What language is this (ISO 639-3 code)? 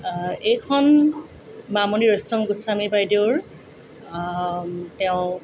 asm